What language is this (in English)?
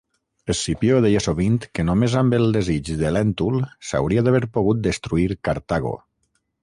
Catalan